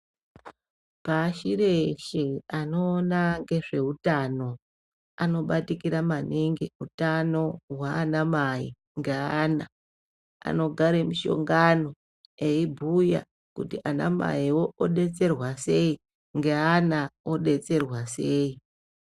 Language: Ndau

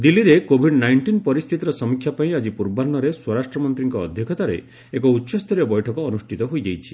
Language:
Odia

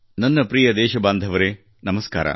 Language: Kannada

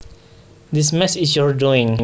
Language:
Javanese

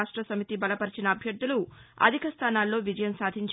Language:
Telugu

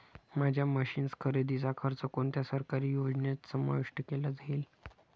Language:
Marathi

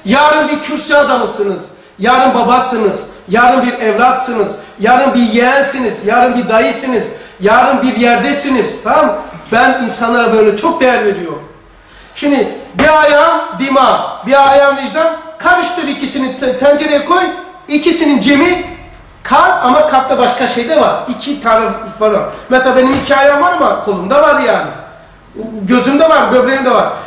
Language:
Turkish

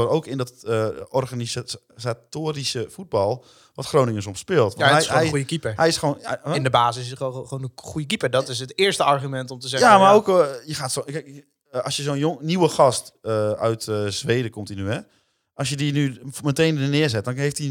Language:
Dutch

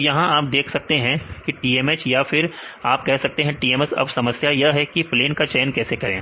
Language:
Hindi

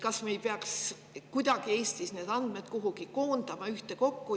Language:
Estonian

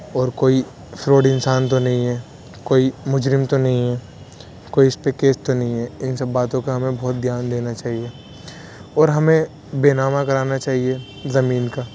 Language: Urdu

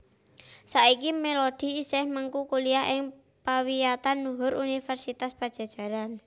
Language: Javanese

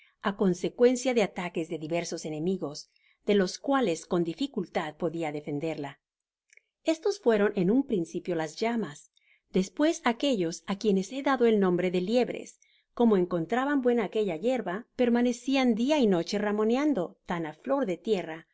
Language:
Spanish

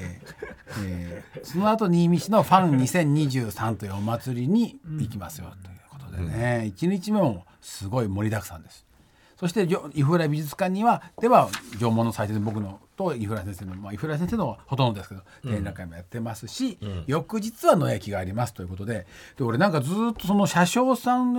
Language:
Japanese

